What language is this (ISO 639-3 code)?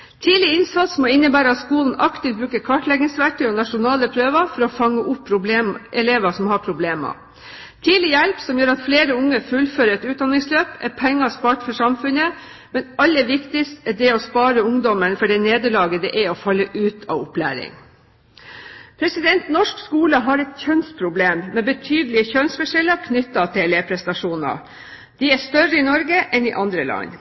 nob